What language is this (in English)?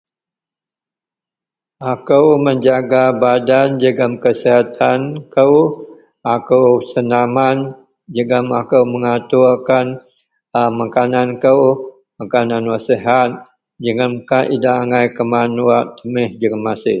Central Melanau